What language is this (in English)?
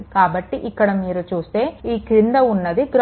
Telugu